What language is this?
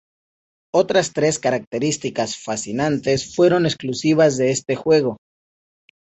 Spanish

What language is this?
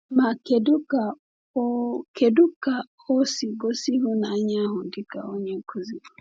Igbo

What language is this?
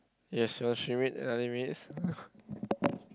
English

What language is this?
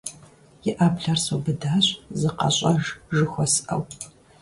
Kabardian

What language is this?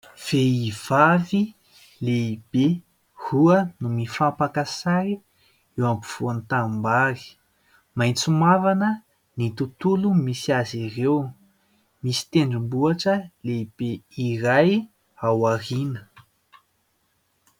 Malagasy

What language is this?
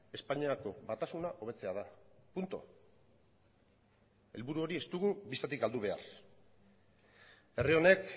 Basque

